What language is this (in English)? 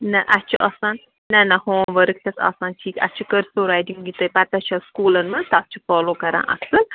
Kashmiri